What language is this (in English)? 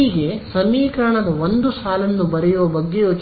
Kannada